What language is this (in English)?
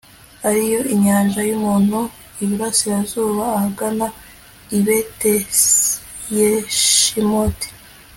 Kinyarwanda